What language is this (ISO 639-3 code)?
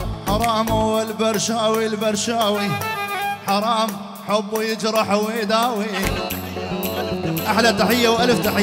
ara